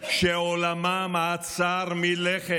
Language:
Hebrew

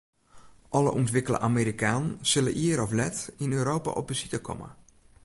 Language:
Western Frisian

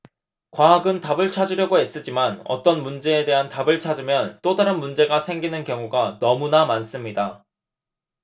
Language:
Korean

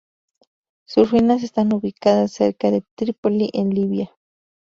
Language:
Spanish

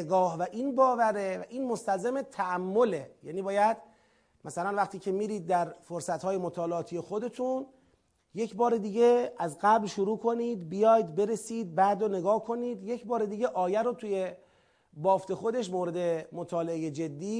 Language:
Persian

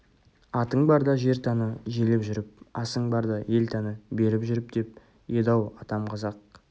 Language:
Kazakh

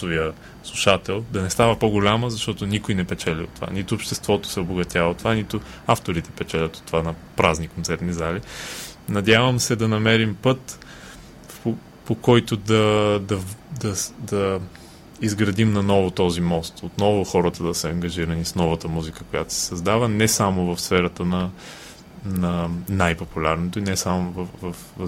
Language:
Bulgarian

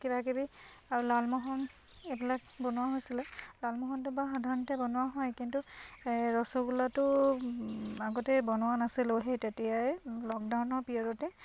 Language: Assamese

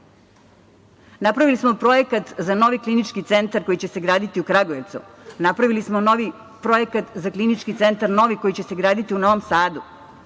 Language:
Serbian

